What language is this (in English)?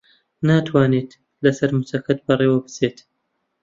Central Kurdish